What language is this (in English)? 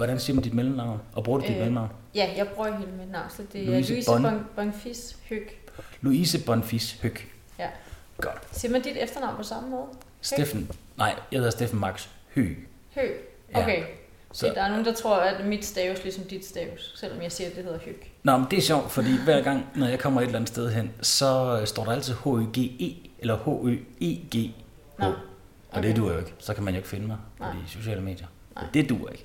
Danish